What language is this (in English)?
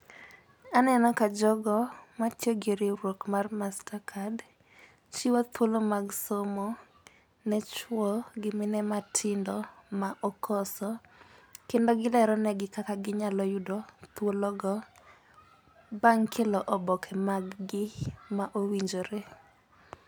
Luo (Kenya and Tanzania)